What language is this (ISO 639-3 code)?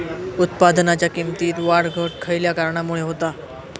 mar